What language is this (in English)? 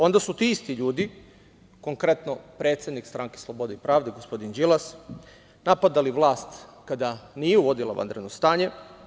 Serbian